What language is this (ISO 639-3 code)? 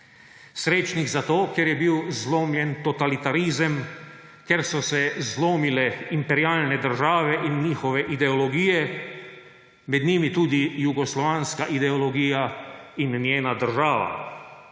slv